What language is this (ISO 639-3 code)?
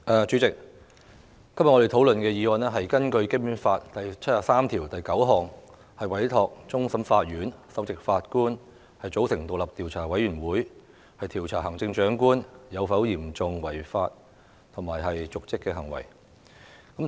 yue